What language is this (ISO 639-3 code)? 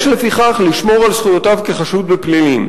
heb